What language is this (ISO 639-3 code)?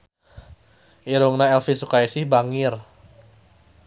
sun